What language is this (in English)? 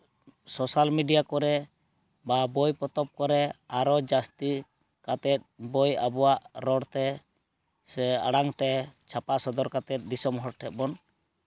Santali